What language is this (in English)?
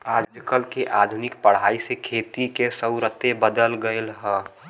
Bhojpuri